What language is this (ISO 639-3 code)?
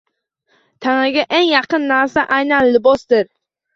uzb